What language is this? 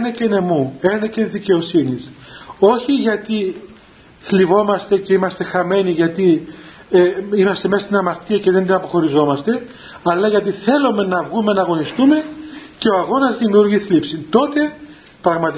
Greek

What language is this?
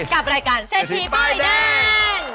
Thai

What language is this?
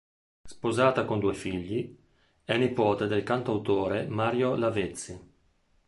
Italian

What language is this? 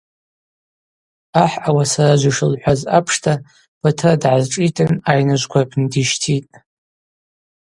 Abaza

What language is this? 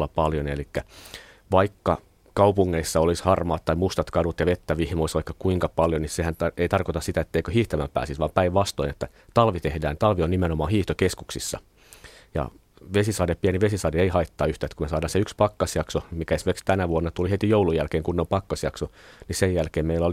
Finnish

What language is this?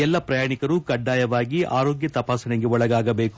Kannada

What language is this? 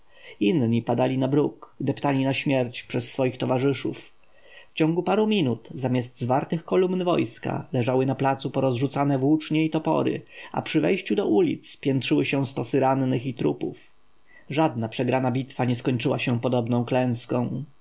Polish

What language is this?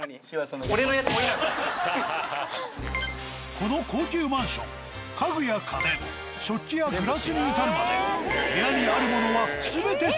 Japanese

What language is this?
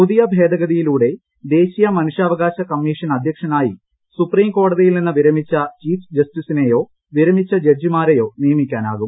Malayalam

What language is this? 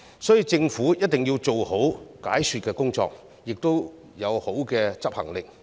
Cantonese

